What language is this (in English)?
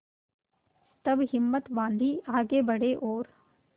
Hindi